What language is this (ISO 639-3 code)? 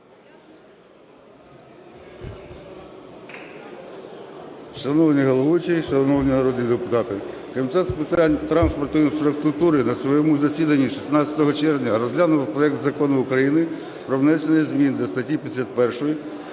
ukr